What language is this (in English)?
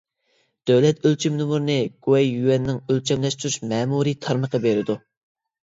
Uyghur